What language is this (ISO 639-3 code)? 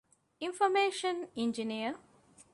div